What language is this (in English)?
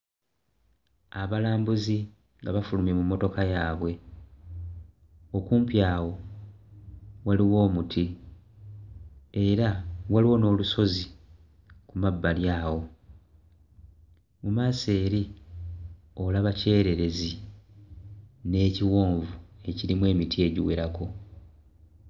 Ganda